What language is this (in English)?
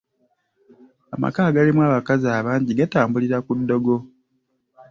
Ganda